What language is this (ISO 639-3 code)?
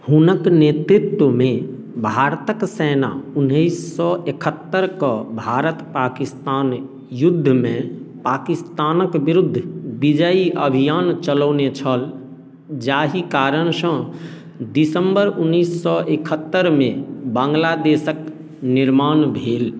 mai